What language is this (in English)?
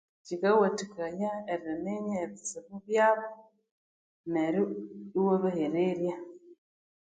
Konzo